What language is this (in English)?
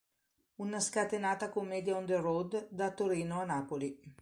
Italian